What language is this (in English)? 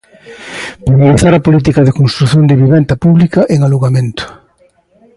Galician